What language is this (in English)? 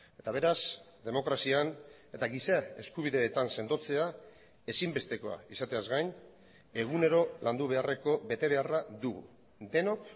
Basque